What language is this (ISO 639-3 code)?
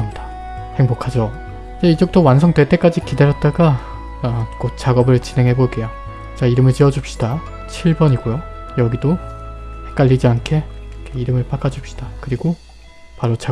kor